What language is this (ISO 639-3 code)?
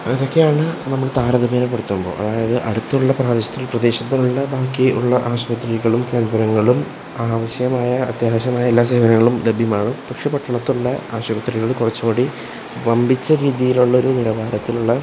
mal